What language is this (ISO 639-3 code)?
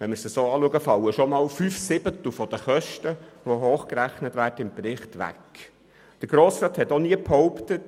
gsw